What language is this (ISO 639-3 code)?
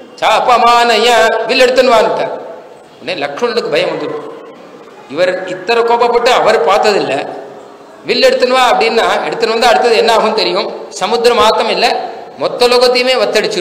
tam